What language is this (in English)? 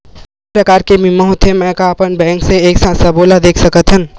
Chhattisgarhi